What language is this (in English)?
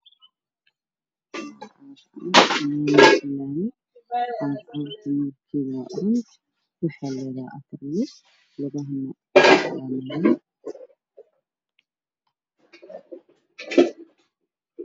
Somali